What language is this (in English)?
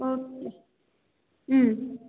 Nepali